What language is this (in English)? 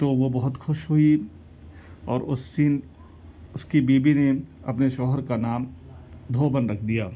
Urdu